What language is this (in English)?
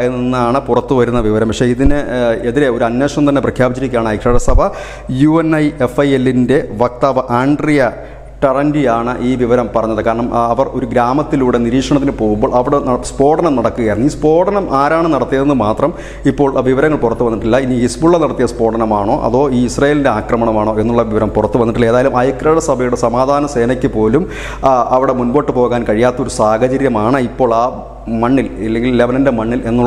Malayalam